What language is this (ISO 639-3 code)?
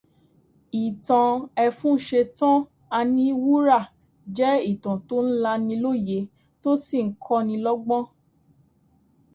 yor